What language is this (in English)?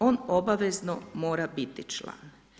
Croatian